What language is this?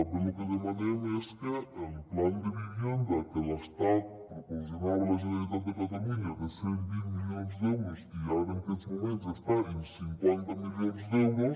Catalan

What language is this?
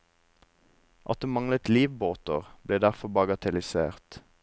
Norwegian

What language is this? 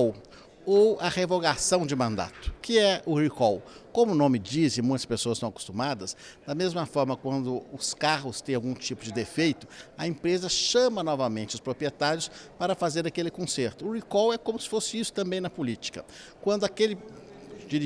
Portuguese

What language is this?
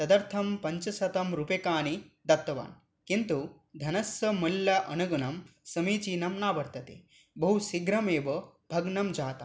Sanskrit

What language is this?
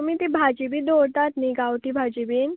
Konkani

